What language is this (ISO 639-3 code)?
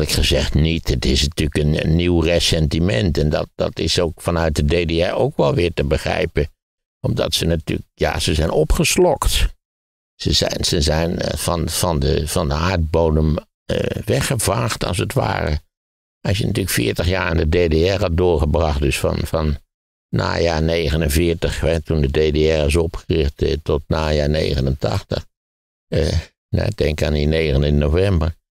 nld